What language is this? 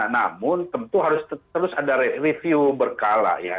Indonesian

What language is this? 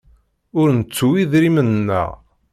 Kabyle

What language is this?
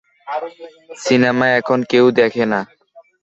Bangla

